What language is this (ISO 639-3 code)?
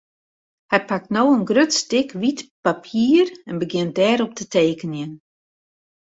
fry